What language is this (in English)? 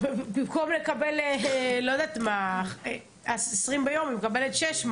Hebrew